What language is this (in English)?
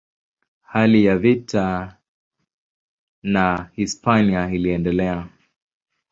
Swahili